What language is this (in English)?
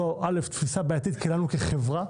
Hebrew